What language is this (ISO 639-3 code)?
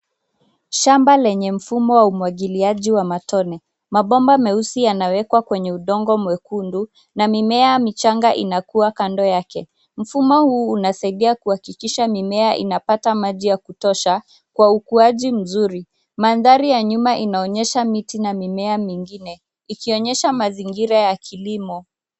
swa